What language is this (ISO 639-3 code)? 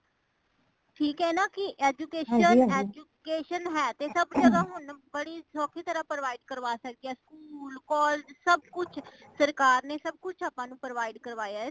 pan